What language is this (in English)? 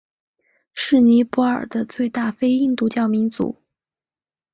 Chinese